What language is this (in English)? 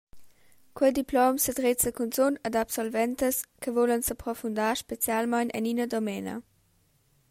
Romansh